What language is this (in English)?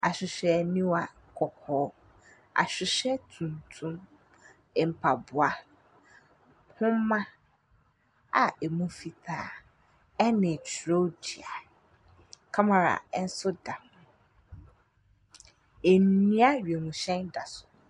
Akan